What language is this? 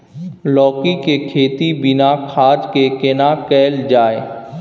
Maithili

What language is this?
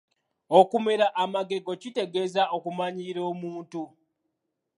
Ganda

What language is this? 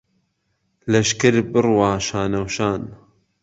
Central Kurdish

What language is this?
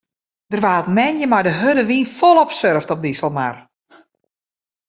Western Frisian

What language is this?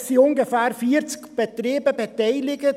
Swiss German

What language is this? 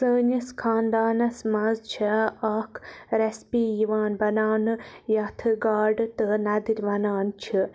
Kashmiri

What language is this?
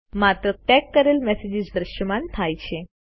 Gujarati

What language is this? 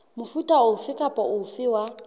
Southern Sotho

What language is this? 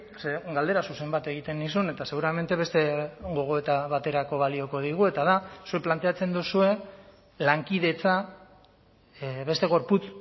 Basque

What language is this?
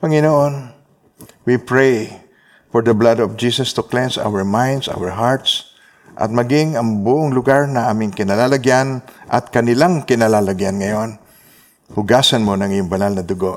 Filipino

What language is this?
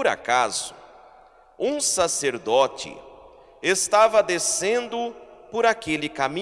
Portuguese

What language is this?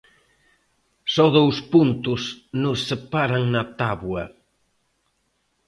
Galician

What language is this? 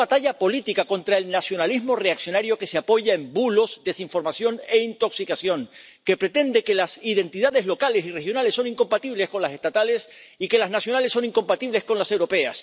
Spanish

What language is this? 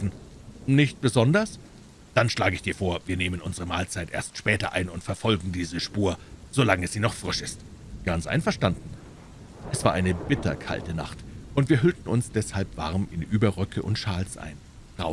German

